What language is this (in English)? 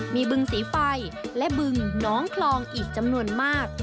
Thai